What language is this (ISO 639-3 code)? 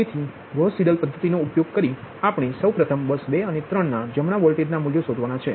guj